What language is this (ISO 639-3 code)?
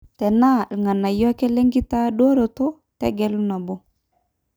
mas